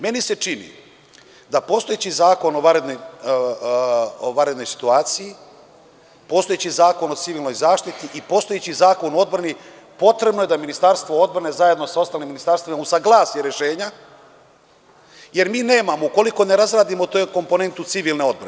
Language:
Serbian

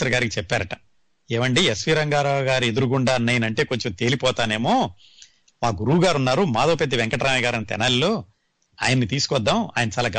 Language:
Telugu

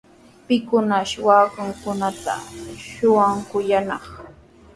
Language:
Sihuas Ancash Quechua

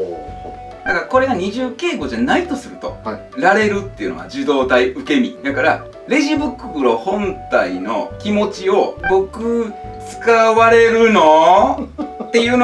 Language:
Japanese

